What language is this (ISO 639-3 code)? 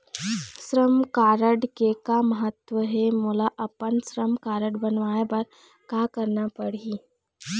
hne